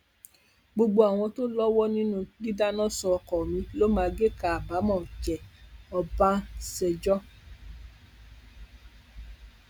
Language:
Yoruba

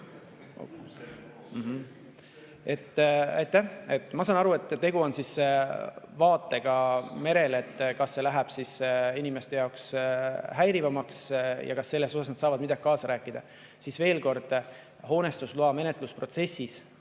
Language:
Estonian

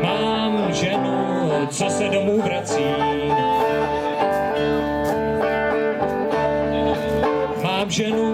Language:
Czech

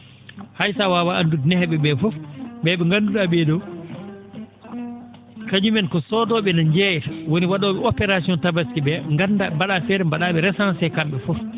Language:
Fula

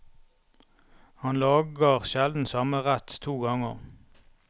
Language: Norwegian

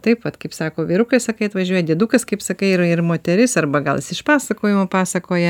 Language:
Lithuanian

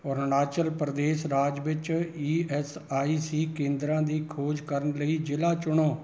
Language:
Punjabi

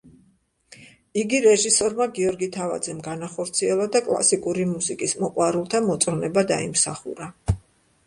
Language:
Georgian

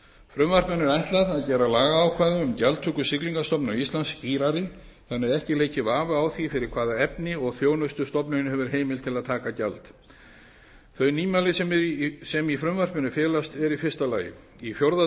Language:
Icelandic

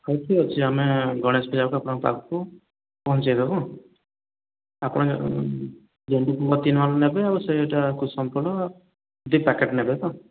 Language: Odia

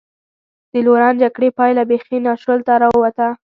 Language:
Pashto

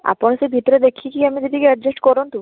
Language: Odia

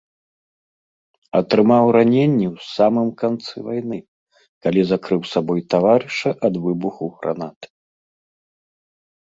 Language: Belarusian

